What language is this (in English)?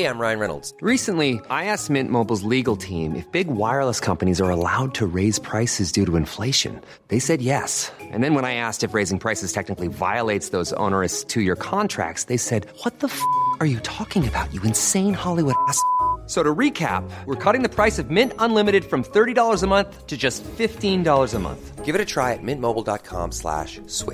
Swedish